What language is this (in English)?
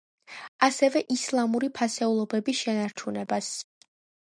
Georgian